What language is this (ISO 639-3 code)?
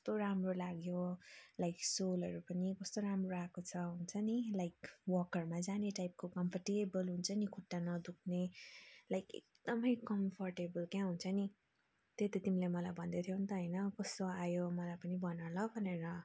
nep